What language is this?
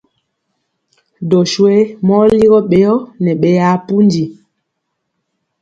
Mpiemo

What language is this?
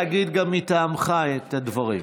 Hebrew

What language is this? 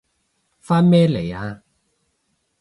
Cantonese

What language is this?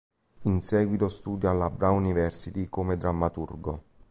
Italian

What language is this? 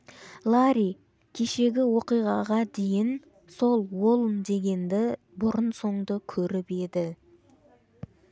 Kazakh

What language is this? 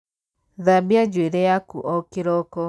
Kikuyu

